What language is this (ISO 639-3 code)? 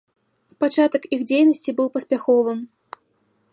bel